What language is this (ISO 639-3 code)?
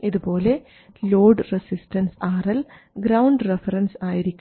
mal